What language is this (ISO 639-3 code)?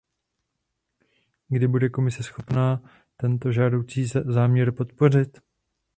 ces